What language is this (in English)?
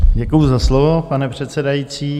Czech